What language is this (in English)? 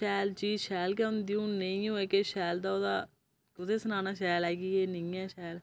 Dogri